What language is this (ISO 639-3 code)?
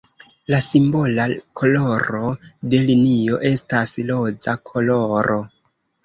epo